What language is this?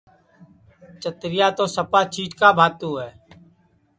Sansi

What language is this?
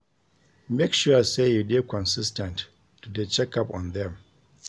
Nigerian Pidgin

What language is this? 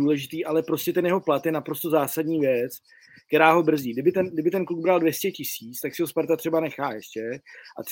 Czech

